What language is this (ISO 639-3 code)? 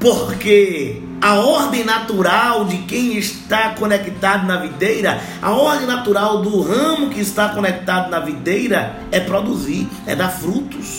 por